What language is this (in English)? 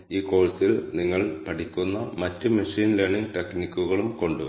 Malayalam